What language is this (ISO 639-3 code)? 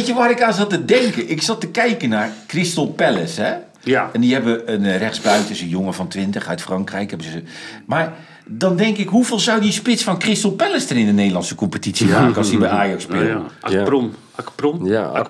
nld